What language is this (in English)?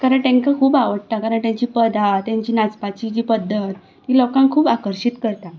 Konkani